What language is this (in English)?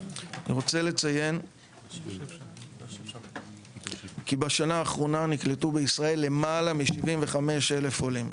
Hebrew